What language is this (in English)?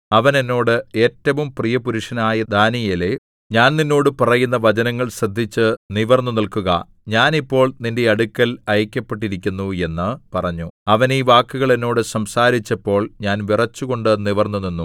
Malayalam